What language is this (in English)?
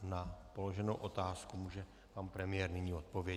Czech